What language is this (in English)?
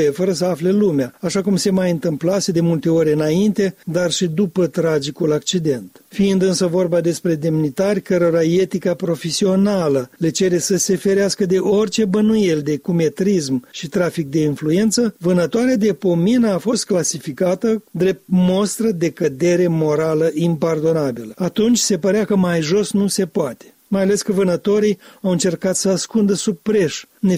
Romanian